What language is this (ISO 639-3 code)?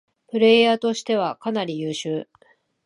jpn